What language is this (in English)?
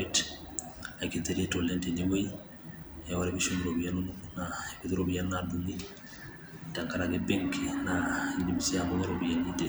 Masai